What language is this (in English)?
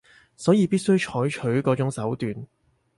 Cantonese